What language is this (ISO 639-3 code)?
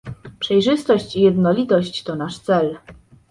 pol